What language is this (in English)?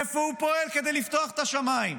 Hebrew